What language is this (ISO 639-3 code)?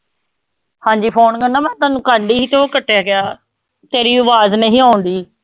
pan